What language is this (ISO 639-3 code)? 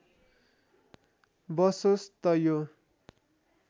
nep